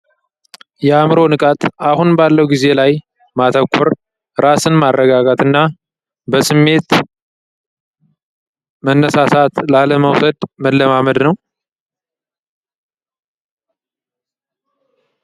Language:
Amharic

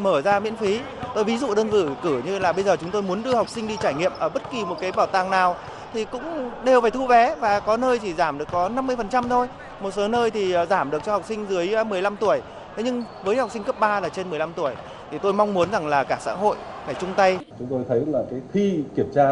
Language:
Vietnamese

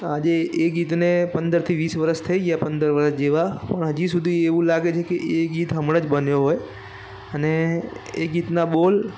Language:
Gujarati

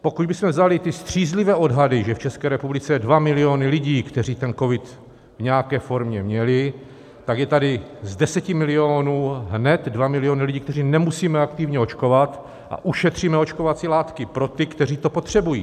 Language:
Czech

